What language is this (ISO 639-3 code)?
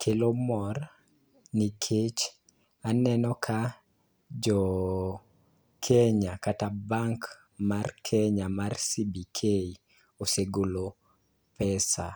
luo